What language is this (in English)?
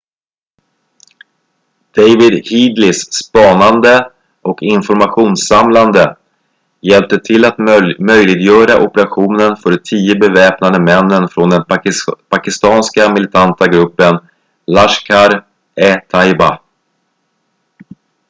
Swedish